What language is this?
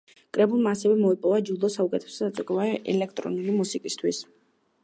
Georgian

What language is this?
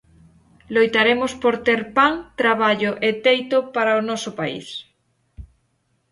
Galician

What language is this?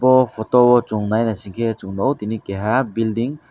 Kok Borok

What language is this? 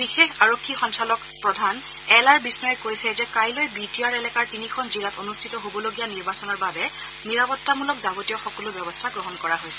Assamese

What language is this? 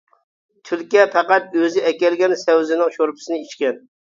Uyghur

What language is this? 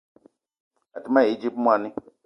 Eton (Cameroon)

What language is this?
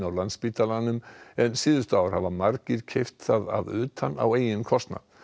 Icelandic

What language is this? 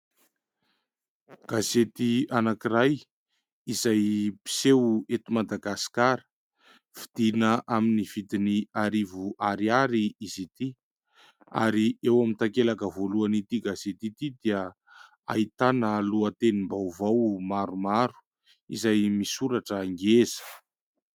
Malagasy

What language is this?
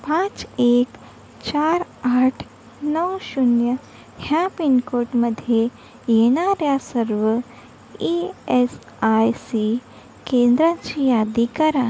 Marathi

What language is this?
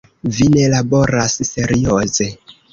Esperanto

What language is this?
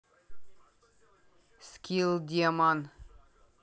Russian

